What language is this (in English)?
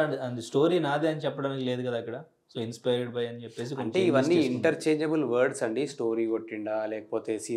Telugu